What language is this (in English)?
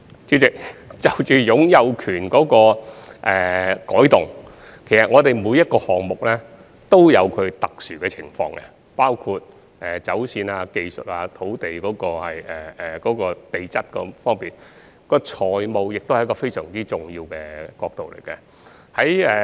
Cantonese